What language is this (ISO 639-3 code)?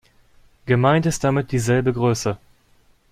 deu